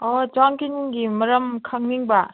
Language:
Manipuri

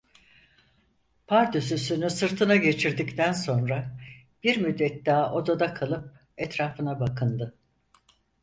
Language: Turkish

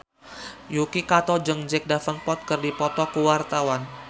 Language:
Sundanese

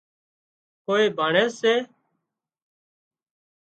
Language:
Wadiyara Koli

